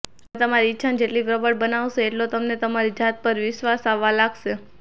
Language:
Gujarati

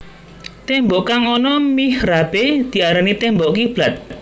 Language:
Javanese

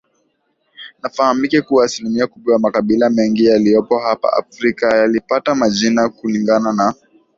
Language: Swahili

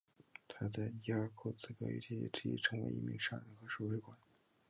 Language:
Chinese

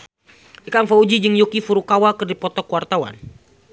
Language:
Sundanese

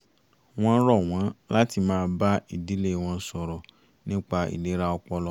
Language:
Yoruba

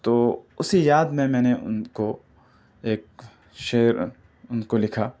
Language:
Urdu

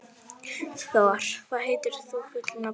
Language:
Icelandic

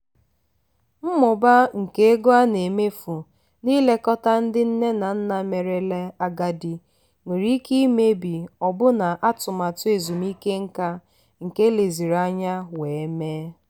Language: Igbo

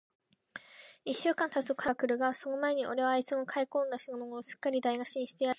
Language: Japanese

